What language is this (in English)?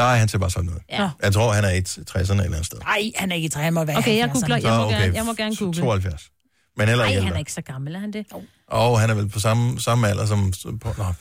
Danish